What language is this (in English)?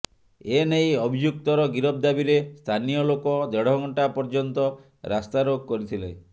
Odia